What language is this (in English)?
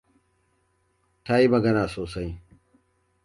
Hausa